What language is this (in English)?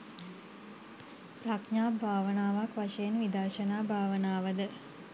Sinhala